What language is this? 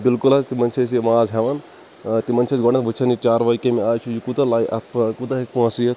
Kashmiri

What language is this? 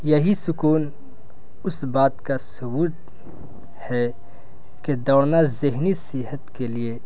Urdu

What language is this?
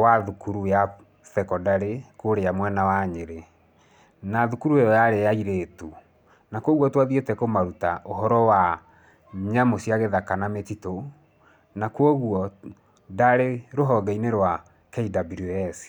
Kikuyu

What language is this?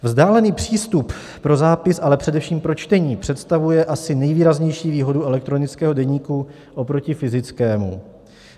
Czech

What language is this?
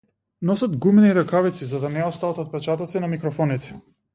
Macedonian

